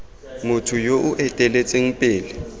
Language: Tswana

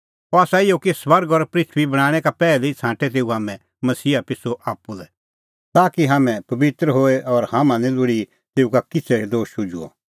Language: Kullu Pahari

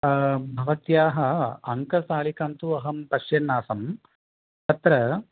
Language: Sanskrit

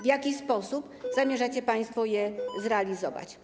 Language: Polish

